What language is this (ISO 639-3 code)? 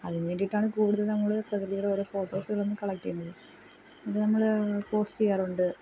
mal